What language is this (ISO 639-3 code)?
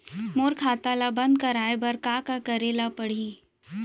hne